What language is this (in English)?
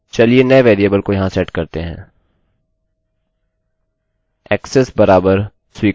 Hindi